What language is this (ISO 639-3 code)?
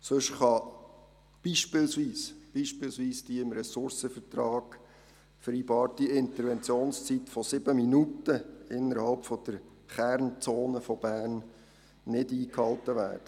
gsw